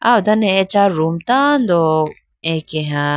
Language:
Idu-Mishmi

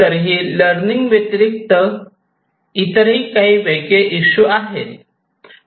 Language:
Marathi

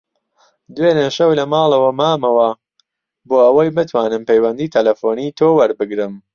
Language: Central Kurdish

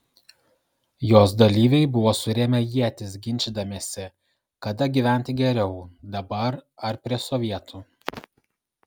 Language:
Lithuanian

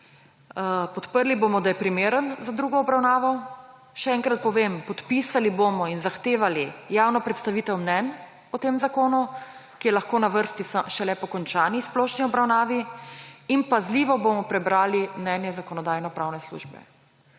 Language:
Slovenian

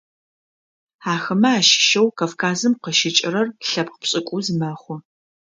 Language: Adyghe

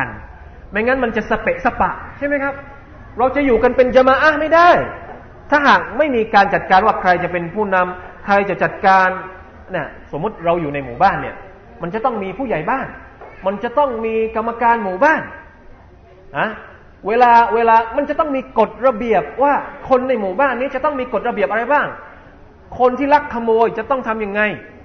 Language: Thai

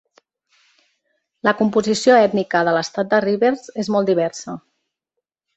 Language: Catalan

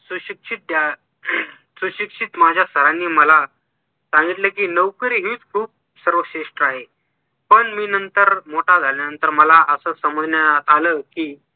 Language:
Marathi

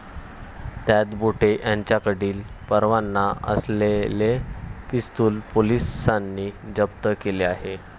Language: Marathi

